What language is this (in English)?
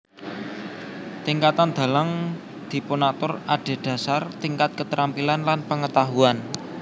Javanese